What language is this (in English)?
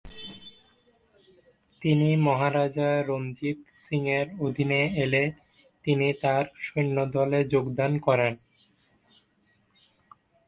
Bangla